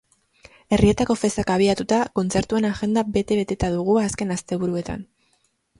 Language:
Basque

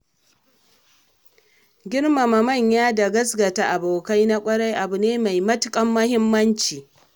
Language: Hausa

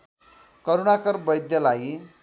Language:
Nepali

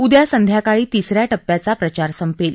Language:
Marathi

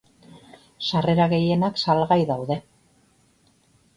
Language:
Basque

